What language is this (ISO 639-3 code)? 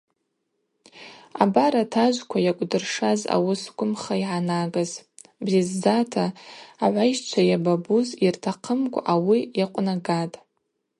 abq